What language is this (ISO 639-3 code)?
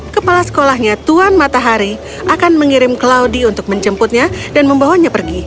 ind